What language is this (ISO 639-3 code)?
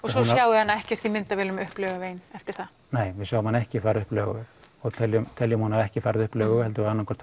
isl